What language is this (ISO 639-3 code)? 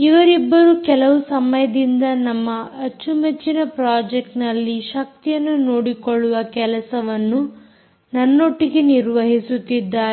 kan